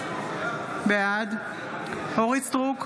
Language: Hebrew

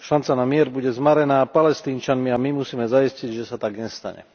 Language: Slovak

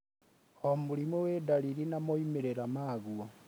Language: Kikuyu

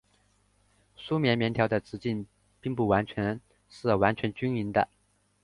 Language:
Chinese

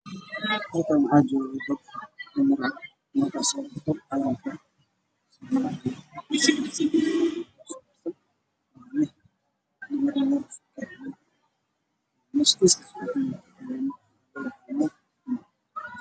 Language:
Somali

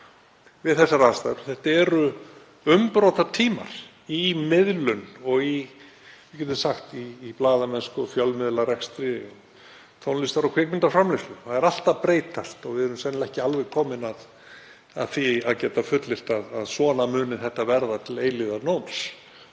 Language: Icelandic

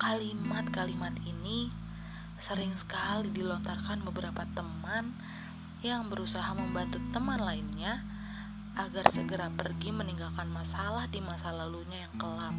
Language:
Indonesian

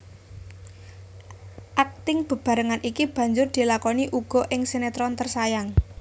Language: Javanese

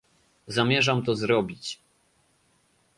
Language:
Polish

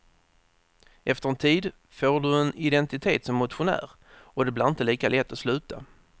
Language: Swedish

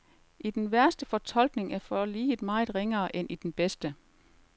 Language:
Danish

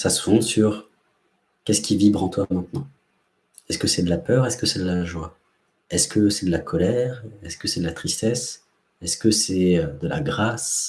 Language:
French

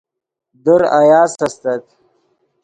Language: Yidgha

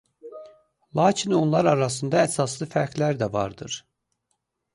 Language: Azerbaijani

